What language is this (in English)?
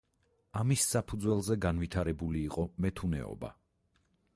Georgian